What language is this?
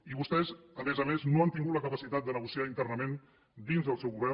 Catalan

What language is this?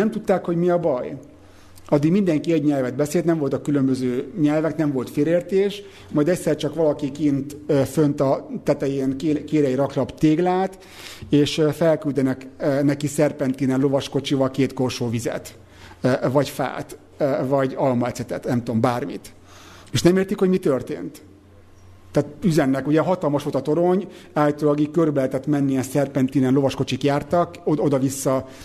Hungarian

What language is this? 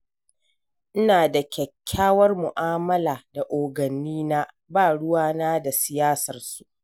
Hausa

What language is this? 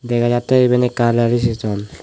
Chakma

